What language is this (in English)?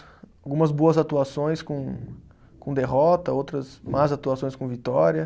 Portuguese